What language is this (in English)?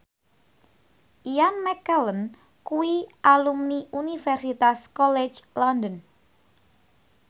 Javanese